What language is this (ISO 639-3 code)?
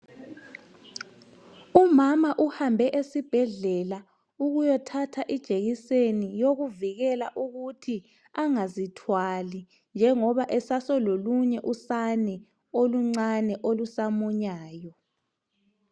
nde